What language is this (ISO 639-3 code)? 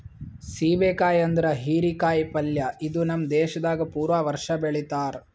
kan